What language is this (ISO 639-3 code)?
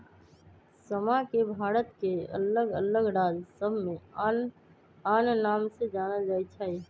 mag